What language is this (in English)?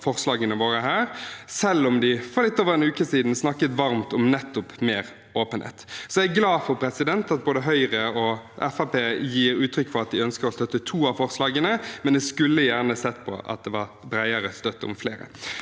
Norwegian